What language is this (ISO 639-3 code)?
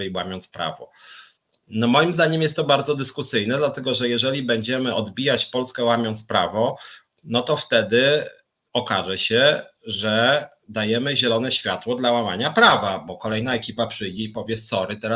pol